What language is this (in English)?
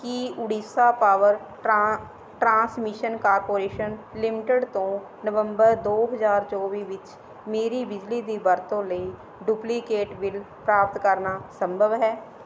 Punjabi